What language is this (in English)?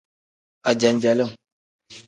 Tem